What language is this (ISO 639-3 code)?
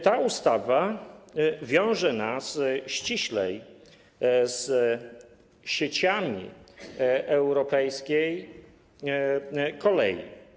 pol